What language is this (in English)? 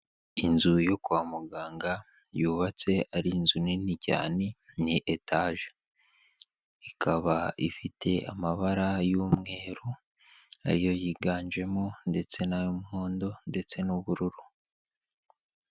Kinyarwanda